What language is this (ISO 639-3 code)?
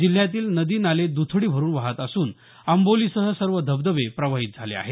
mar